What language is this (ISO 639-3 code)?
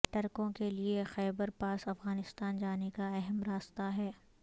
urd